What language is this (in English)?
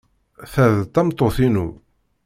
Kabyle